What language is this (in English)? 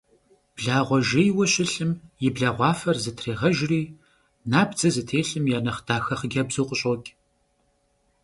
Kabardian